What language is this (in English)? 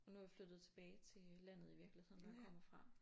Danish